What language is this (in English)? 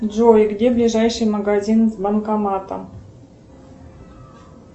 Russian